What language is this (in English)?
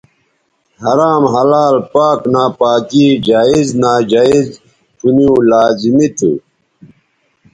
Bateri